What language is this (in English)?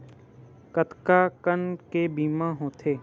Chhattisgarhi